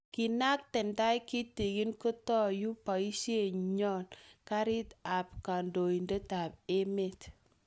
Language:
Kalenjin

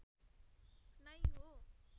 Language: Nepali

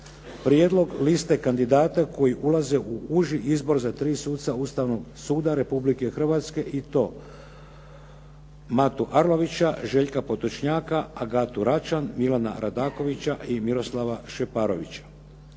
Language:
Croatian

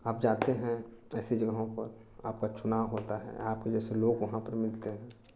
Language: Hindi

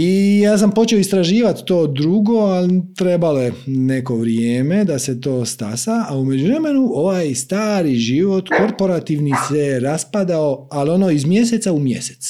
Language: Croatian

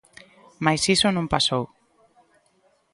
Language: Galician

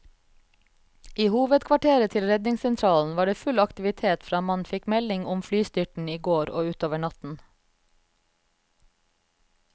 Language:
Norwegian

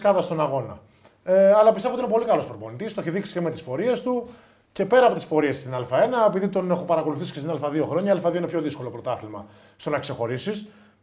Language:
Greek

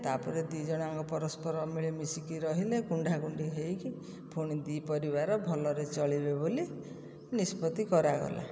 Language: Odia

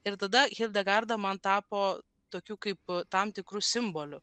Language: Lithuanian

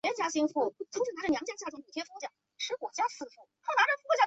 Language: Chinese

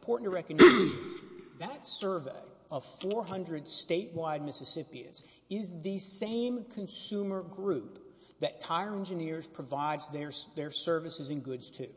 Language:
English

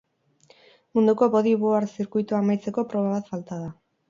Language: Basque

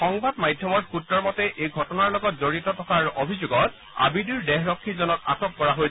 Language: Assamese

